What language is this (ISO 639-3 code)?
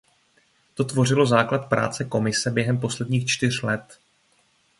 ces